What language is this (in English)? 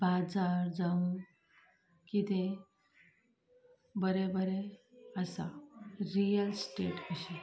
Konkani